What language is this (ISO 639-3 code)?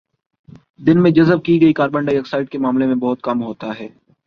urd